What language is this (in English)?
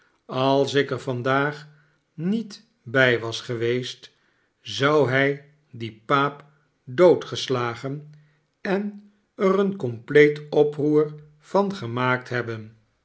Dutch